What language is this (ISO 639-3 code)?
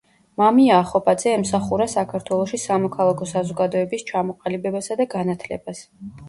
kat